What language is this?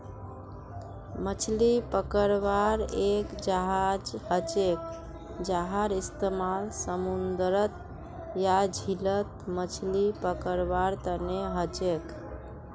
Magahi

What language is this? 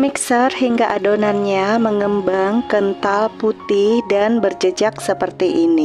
Indonesian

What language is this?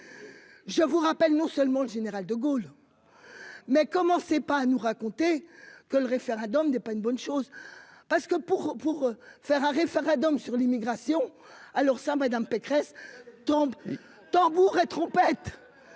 French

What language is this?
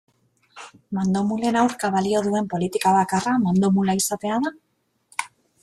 Basque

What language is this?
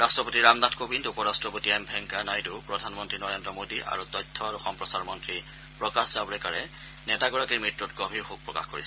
Assamese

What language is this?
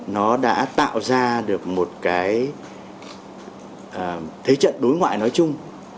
Vietnamese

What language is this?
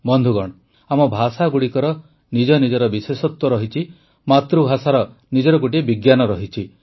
Odia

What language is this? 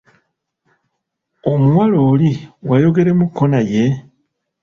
Ganda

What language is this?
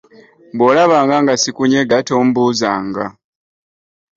Ganda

